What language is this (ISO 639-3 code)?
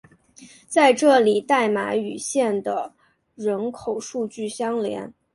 zho